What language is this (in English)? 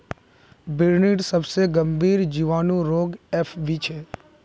Magahi